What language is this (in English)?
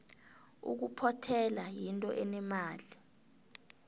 South Ndebele